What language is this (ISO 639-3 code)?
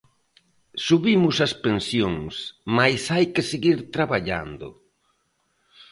glg